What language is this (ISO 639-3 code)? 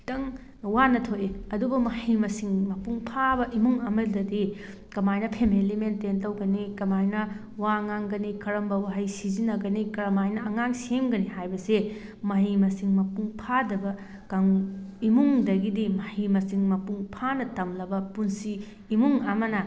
mni